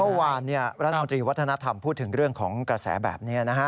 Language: Thai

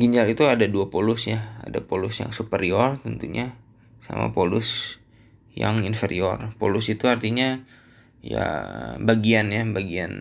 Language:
Indonesian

